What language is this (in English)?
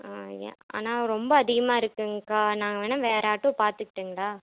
Tamil